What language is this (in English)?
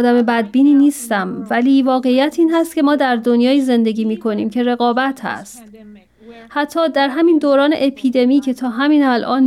Persian